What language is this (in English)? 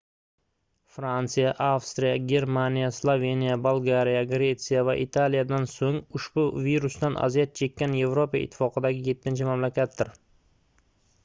Uzbek